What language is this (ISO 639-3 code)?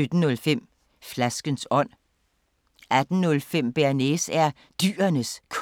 dan